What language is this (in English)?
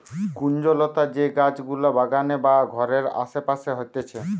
Bangla